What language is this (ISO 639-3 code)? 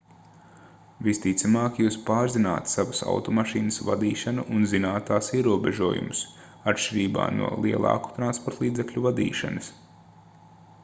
lav